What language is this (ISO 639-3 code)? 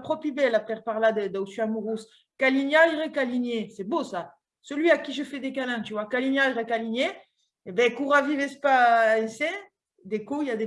fra